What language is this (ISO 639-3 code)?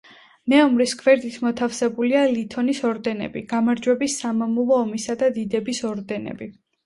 kat